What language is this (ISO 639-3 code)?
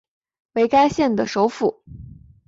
zho